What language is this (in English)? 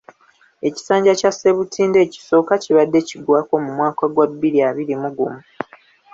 Ganda